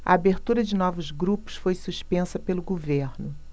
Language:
Portuguese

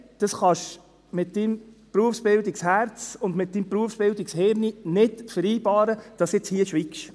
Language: Swiss German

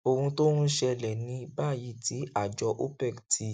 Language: Yoruba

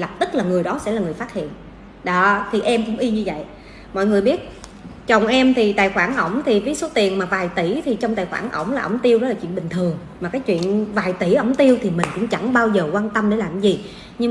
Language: Vietnamese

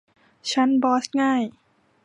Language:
Thai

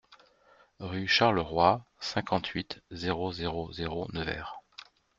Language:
French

